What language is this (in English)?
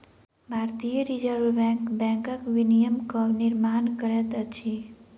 Maithili